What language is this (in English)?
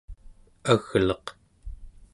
Central Yupik